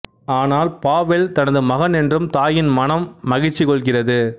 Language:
Tamil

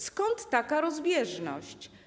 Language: Polish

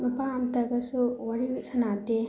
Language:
Manipuri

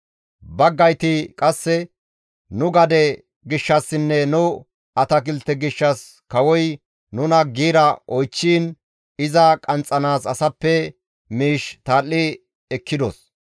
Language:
Gamo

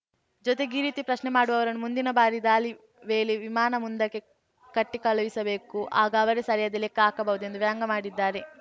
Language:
Kannada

